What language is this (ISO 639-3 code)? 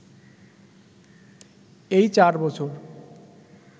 ben